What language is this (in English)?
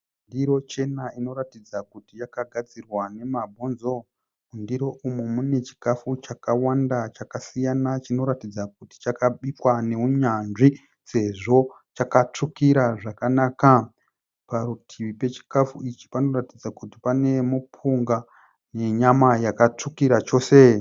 Shona